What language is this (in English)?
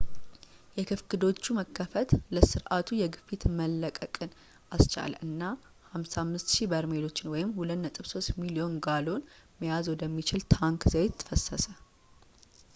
Amharic